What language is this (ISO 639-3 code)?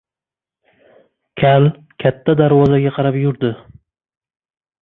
uzb